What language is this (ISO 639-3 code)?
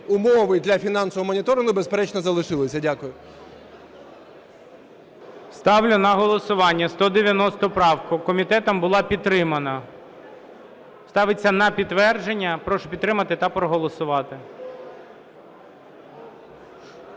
ukr